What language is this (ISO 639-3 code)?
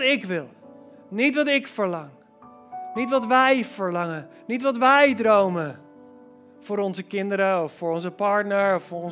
nld